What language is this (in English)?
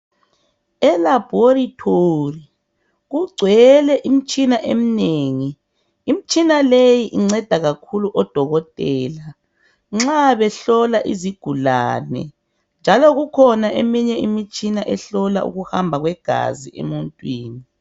North Ndebele